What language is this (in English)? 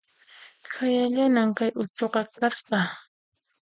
Puno Quechua